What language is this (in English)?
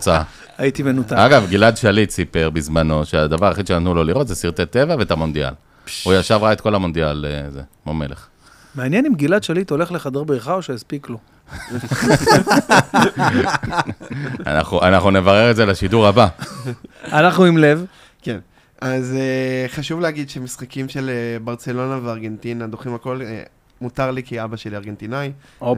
Hebrew